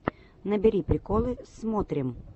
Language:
Russian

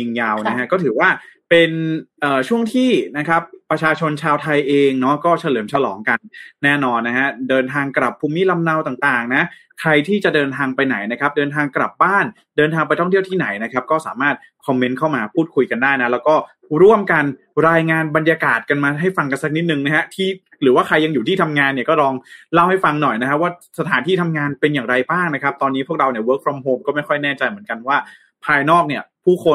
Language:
Thai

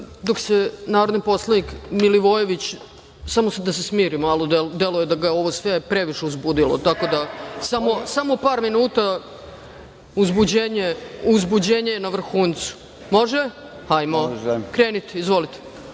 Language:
Serbian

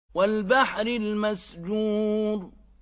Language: Arabic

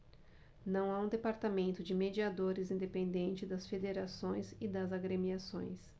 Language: Portuguese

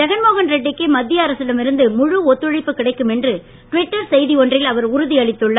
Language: Tamil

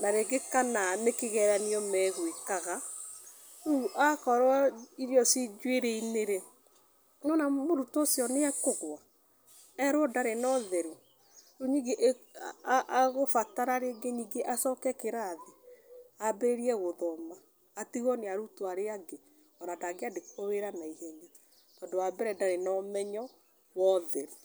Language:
Kikuyu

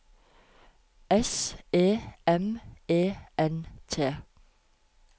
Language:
Norwegian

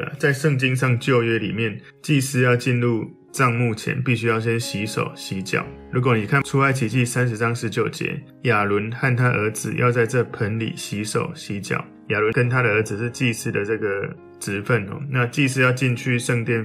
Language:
Chinese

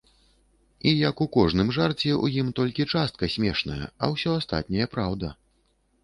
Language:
Belarusian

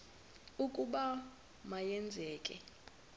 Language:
Xhosa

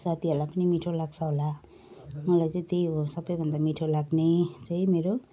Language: Nepali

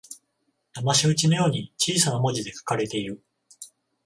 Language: Japanese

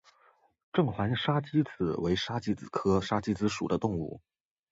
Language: Chinese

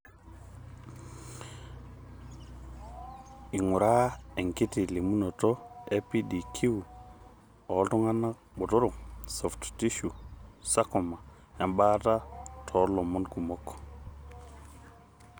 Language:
Masai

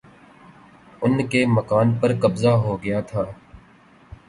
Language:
Urdu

